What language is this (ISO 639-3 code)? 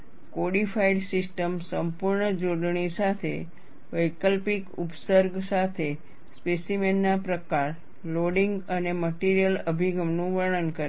guj